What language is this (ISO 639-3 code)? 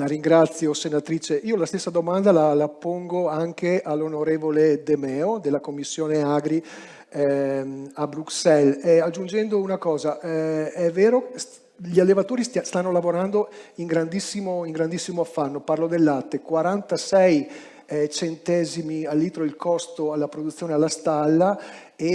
ita